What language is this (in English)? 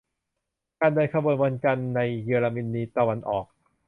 Thai